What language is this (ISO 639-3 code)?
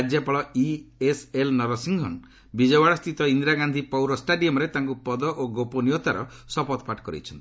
ori